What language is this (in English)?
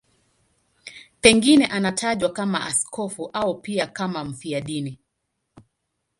Swahili